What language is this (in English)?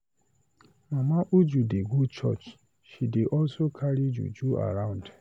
Nigerian Pidgin